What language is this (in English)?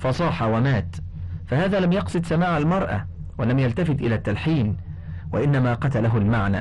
Arabic